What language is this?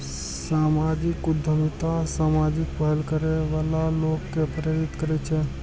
Maithili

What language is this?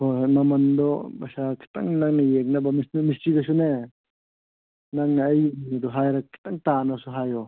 Manipuri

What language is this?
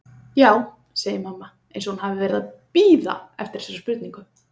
Icelandic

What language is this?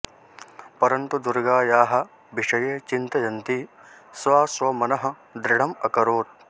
Sanskrit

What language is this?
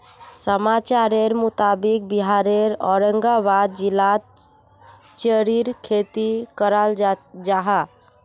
Magahi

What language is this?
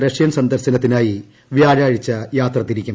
Malayalam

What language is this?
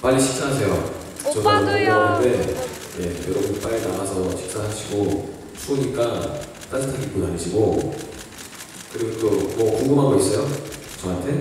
Korean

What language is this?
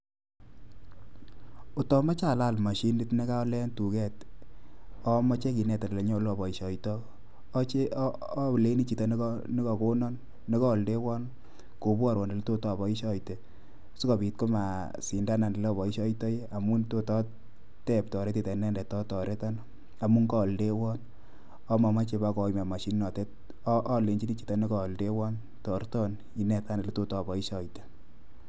Kalenjin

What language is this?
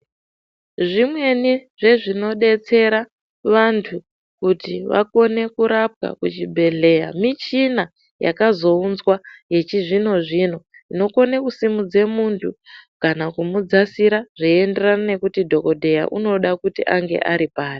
Ndau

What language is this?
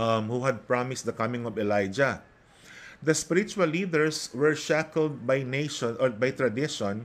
Filipino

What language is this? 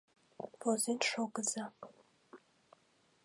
Mari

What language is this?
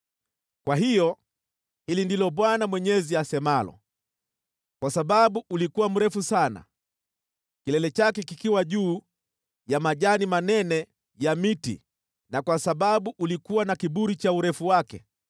Swahili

